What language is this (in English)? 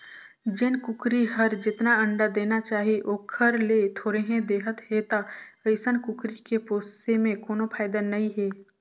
Chhattisgarhi